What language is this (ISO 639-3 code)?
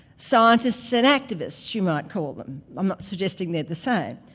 eng